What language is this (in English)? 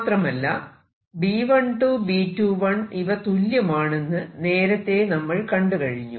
Malayalam